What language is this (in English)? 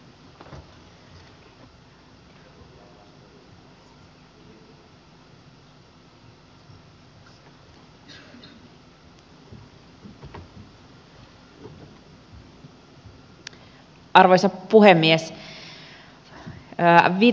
Finnish